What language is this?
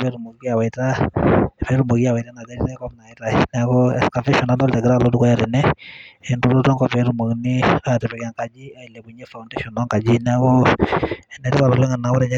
Masai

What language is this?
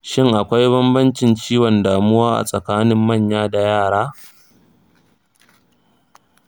Hausa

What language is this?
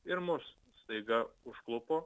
Lithuanian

